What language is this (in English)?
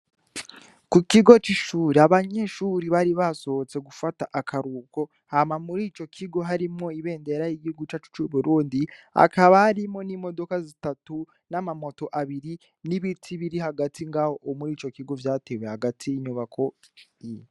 Rundi